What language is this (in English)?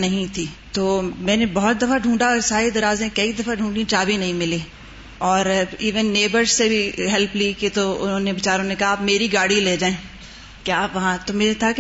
Urdu